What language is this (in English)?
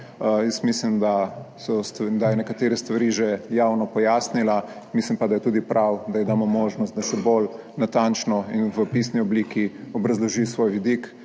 Slovenian